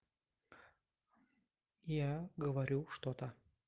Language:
Russian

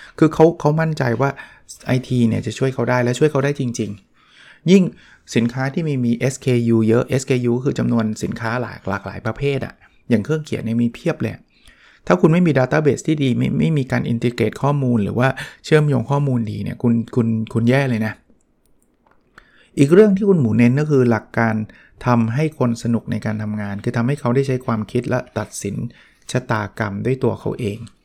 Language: Thai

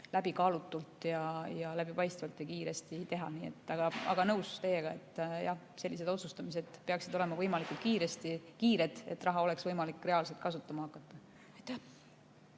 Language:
Estonian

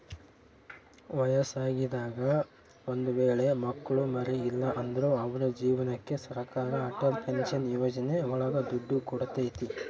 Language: Kannada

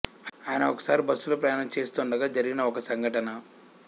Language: Telugu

